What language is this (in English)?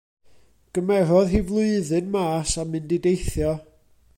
Welsh